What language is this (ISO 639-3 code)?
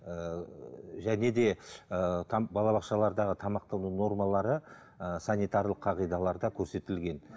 kaz